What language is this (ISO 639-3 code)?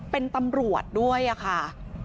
tha